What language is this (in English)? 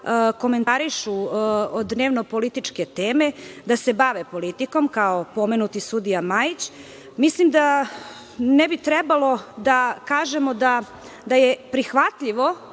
Serbian